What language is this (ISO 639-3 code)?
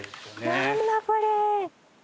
jpn